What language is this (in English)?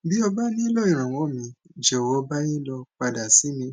Yoruba